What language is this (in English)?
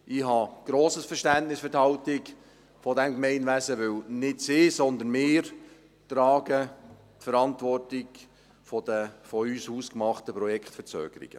Swiss German